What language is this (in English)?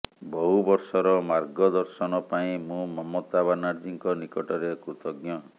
Odia